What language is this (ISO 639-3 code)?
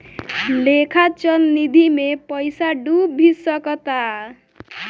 bho